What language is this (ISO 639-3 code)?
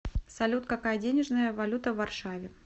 rus